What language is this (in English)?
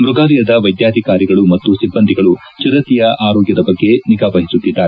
Kannada